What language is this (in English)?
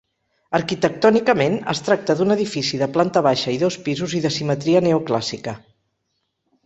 Catalan